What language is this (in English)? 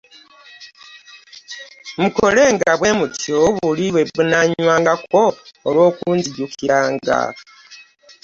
Ganda